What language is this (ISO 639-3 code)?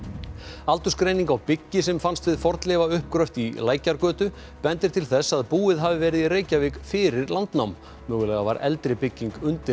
isl